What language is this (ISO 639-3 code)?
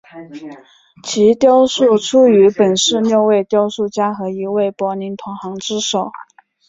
zho